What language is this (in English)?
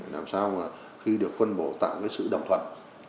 Vietnamese